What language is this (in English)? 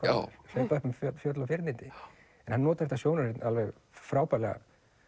Icelandic